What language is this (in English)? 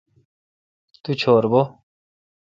Kalkoti